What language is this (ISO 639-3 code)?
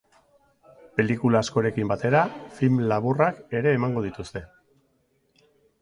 eus